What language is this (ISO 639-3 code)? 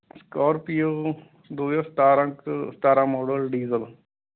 pan